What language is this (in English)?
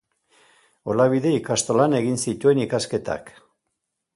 Basque